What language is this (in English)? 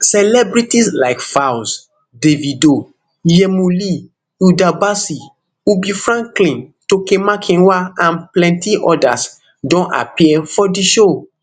Nigerian Pidgin